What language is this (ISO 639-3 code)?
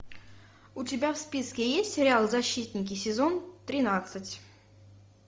rus